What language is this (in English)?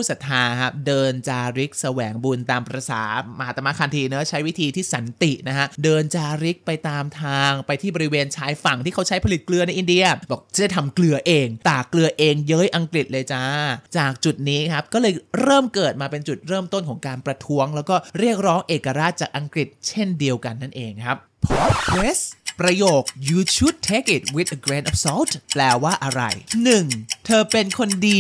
Thai